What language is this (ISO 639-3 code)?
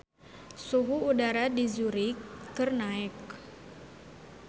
sun